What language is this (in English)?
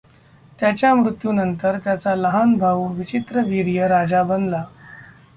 Marathi